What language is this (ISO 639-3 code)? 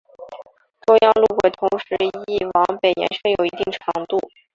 zho